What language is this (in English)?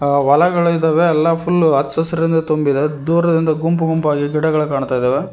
Kannada